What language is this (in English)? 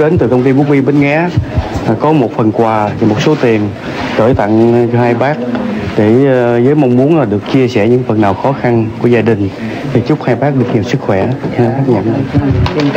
Vietnamese